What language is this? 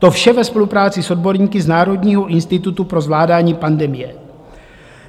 Czech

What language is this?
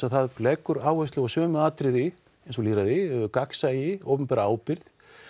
Icelandic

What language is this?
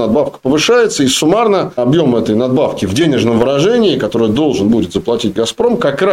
Russian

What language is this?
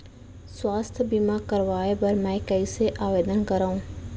Chhattisgarhi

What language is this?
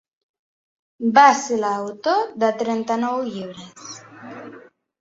Catalan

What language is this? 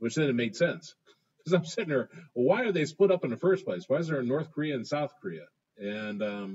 English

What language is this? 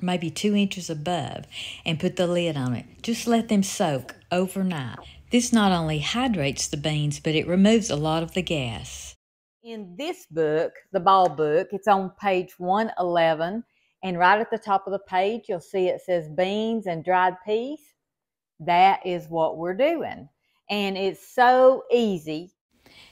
English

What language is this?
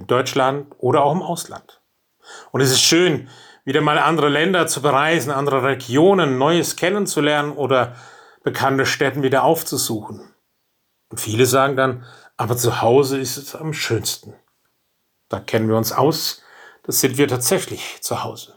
German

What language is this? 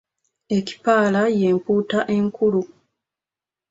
Ganda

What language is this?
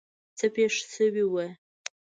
Pashto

